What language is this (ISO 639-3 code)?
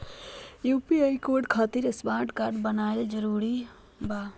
mag